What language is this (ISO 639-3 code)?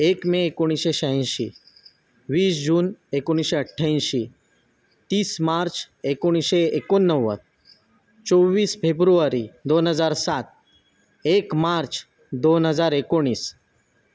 mar